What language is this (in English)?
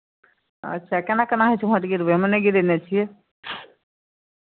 Maithili